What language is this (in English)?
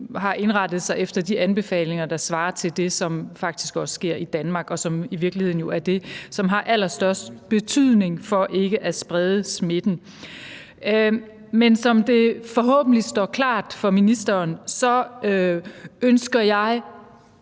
Danish